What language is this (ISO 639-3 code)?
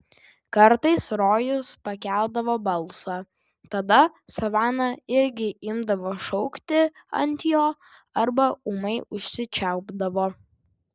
lit